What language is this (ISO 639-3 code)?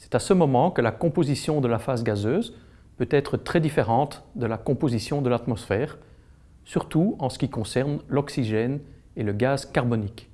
fra